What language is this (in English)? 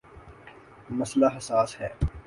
Urdu